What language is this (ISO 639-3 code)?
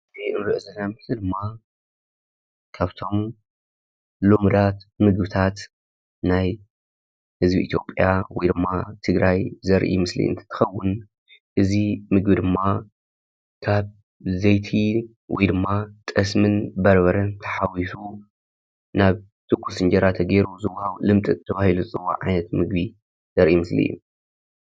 tir